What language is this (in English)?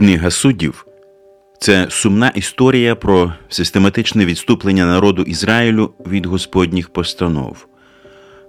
Ukrainian